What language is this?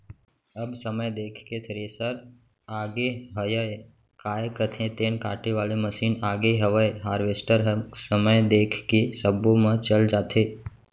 Chhattisgarhi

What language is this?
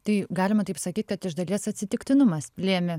Lithuanian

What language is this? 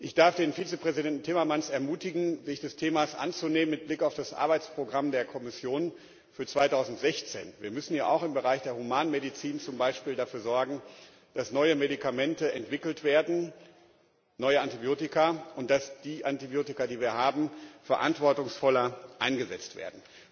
German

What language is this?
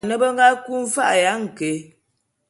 Bulu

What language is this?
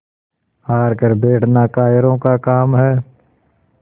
Hindi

